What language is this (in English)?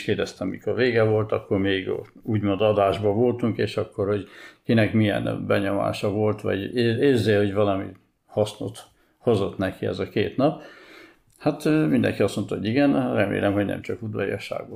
Hungarian